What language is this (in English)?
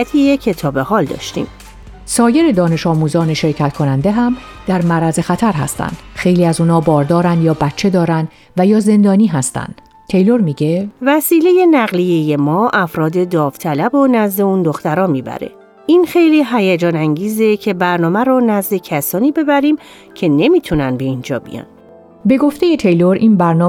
Persian